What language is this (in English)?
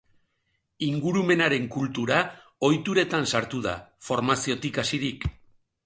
Basque